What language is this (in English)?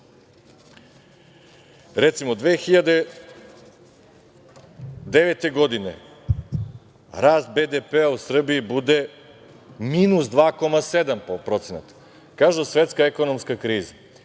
Serbian